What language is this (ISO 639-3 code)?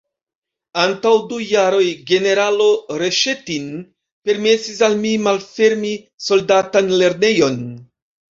epo